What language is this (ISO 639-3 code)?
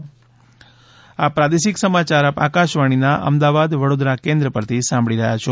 guj